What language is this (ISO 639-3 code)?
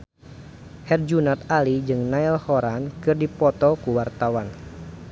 sun